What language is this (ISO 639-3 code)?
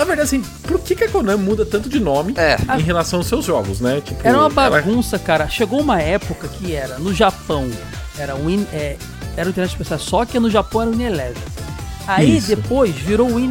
por